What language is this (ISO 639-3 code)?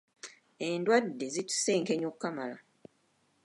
lug